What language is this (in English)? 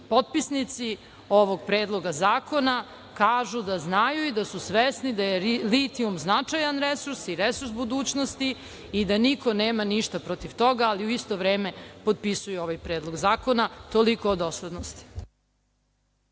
Serbian